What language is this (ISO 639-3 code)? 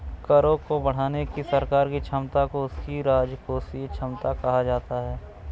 hin